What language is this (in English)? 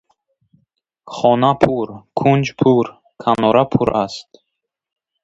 Tajik